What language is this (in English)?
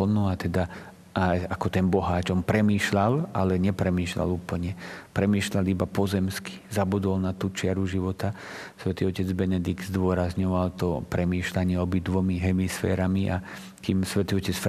Slovak